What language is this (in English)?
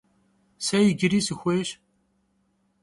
Kabardian